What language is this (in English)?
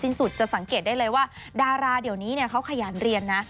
Thai